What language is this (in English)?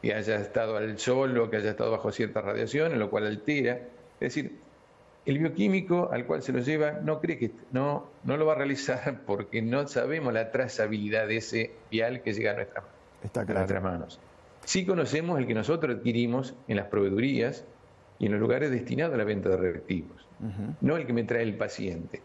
Spanish